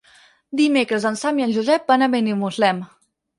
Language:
Catalan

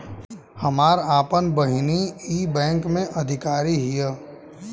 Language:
Bhojpuri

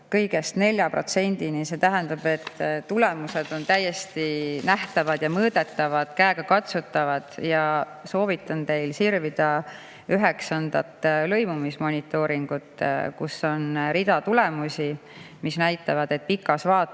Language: Estonian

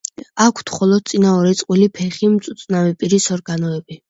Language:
Georgian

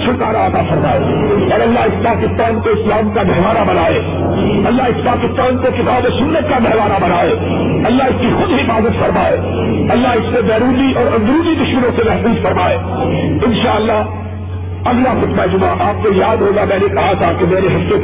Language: Urdu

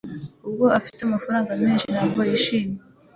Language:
Kinyarwanda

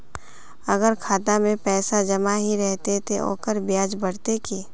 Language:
Magahi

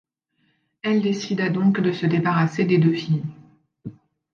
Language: French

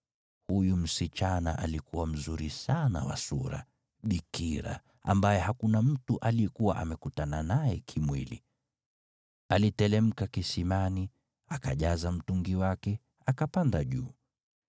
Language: Swahili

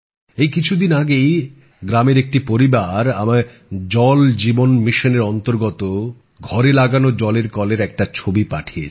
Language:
Bangla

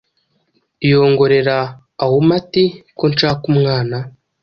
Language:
Kinyarwanda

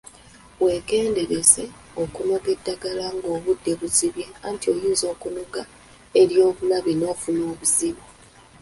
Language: Ganda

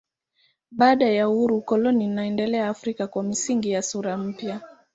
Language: Swahili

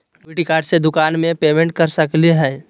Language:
Magahi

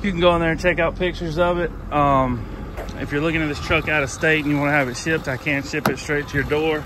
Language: English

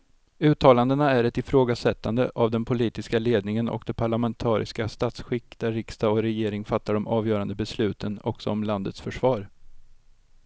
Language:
Swedish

